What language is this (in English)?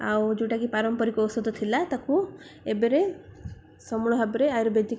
Odia